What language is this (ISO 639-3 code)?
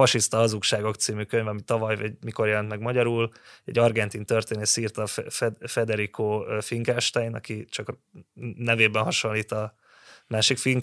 hun